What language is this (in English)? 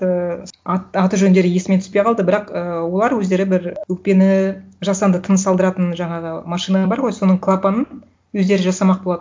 Kazakh